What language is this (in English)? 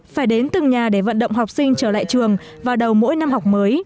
Vietnamese